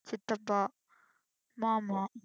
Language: Tamil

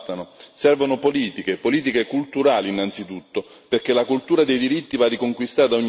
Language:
Italian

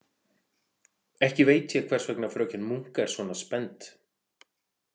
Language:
Icelandic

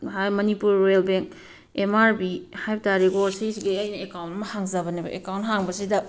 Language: Manipuri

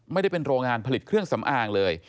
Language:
Thai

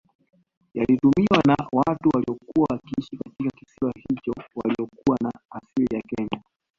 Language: Swahili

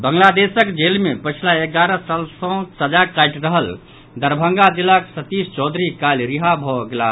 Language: Maithili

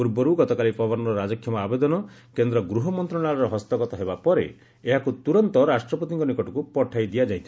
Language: Odia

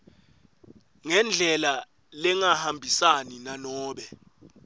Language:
Swati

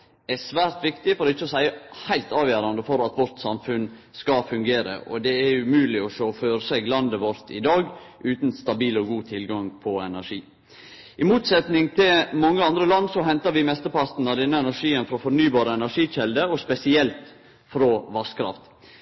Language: Norwegian Nynorsk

